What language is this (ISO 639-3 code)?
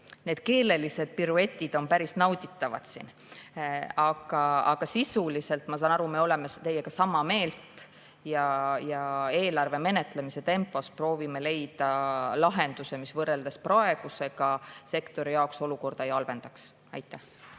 est